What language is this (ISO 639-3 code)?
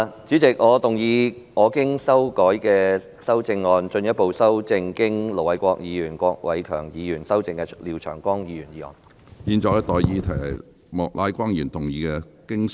yue